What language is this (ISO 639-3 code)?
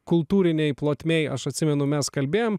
lit